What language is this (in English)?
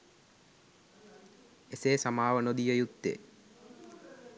Sinhala